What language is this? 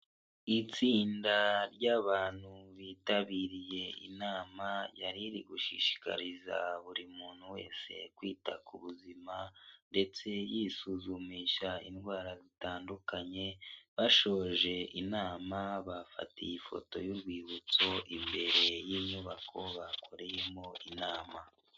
Kinyarwanda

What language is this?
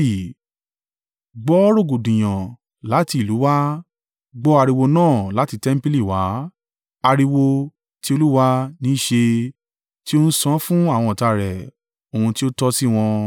Yoruba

